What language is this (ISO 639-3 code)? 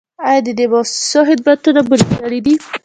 pus